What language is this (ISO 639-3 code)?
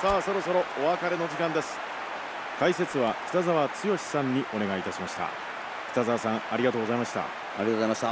jpn